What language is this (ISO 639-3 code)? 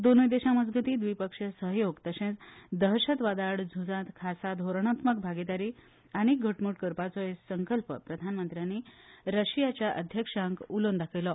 kok